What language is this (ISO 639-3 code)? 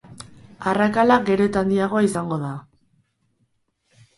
eus